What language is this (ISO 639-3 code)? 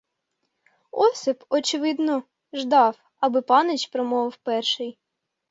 ukr